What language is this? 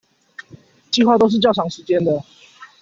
Chinese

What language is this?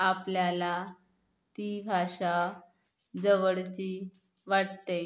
Marathi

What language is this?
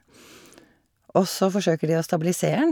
Norwegian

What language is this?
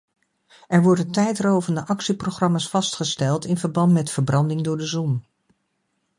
Dutch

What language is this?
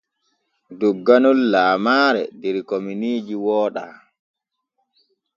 Borgu Fulfulde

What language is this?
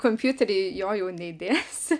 Lithuanian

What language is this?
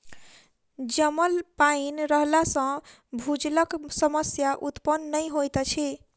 Maithili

